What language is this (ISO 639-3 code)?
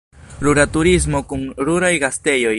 epo